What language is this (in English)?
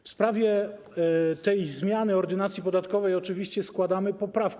Polish